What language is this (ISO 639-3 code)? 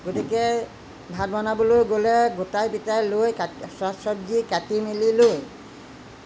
asm